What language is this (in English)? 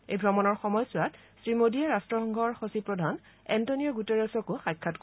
Assamese